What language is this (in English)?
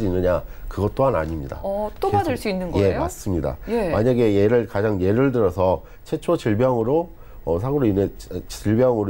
Korean